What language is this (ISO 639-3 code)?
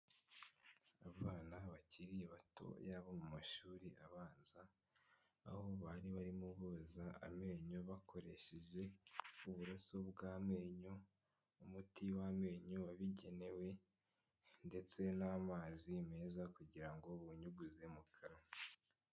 kin